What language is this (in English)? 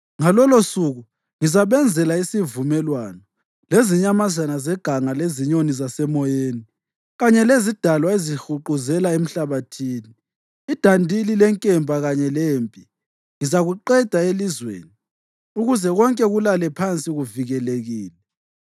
North Ndebele